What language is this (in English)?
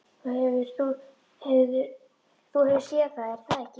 Icelandic